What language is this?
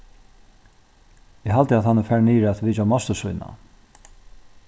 Faroese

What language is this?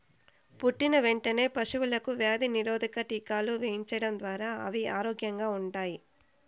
Telugu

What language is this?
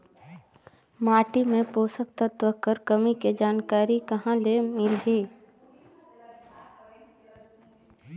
Chhattisgarhi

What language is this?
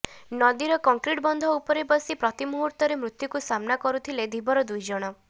Odia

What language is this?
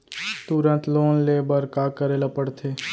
Chhattisgarhi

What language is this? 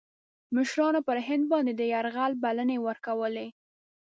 Pashto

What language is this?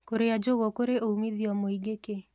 Kikuyu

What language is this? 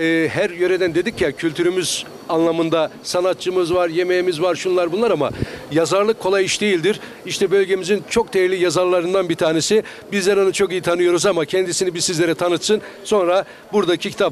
Turkish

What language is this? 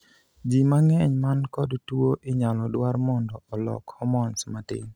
Luo (Kenya and Tanzania)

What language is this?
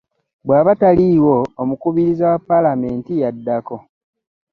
Ganda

